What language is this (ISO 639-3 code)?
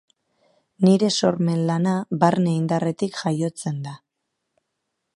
eus